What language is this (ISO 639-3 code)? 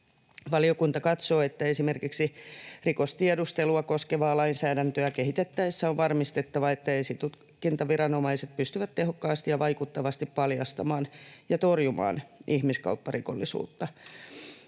fin